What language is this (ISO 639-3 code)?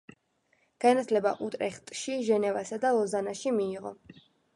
kat